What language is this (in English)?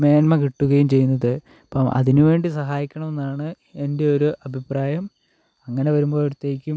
Malayalam